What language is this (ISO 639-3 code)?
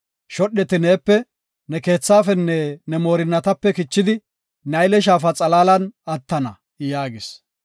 gof